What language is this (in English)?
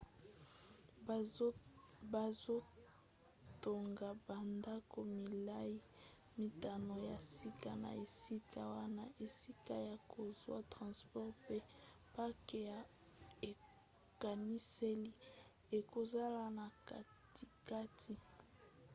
Lingala